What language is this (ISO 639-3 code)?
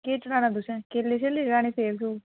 doi